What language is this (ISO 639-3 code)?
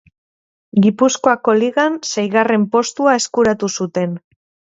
eus